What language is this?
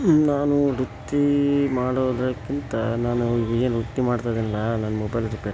Kannada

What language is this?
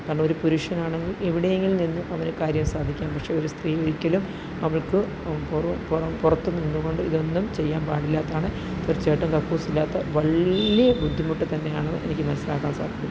Malayalam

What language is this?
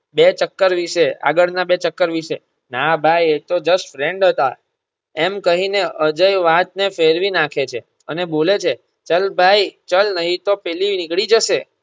Gujarati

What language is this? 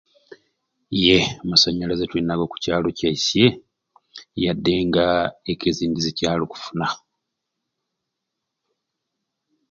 Ruuli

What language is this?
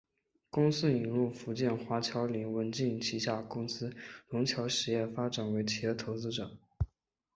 Chinese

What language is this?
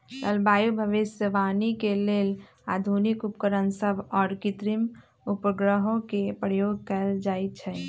Magahi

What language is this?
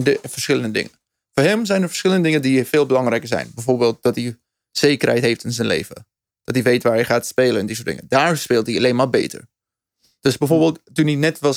Dutch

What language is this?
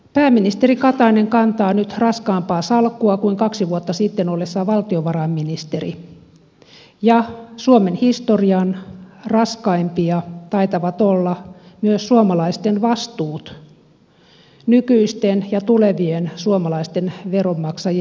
Finnish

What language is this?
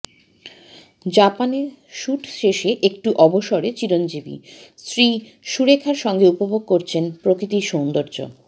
Bangla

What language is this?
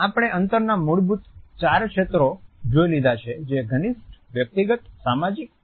Gujarati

